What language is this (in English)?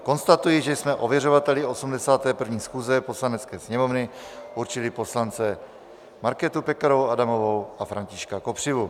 Czech